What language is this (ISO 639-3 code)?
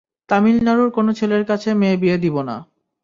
ben